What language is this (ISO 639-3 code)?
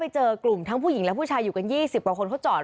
tha